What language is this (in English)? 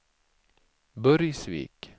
Swedish